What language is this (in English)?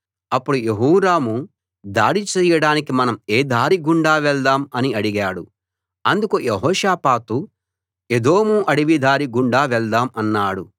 Telugu